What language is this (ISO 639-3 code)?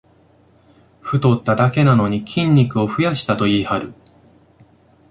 jpn